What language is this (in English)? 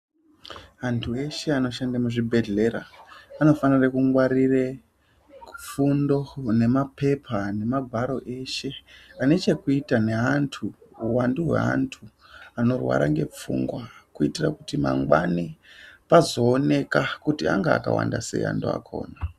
Ndau